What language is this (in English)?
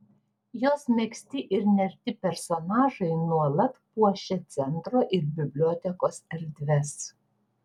Lithuanian